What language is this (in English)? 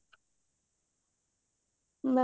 Odia